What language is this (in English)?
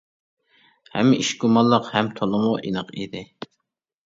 Uyghur